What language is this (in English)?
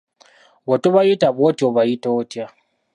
Ganda